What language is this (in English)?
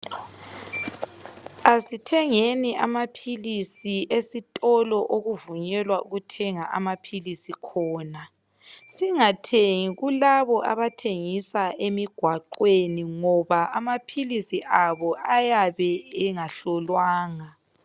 North Ndebele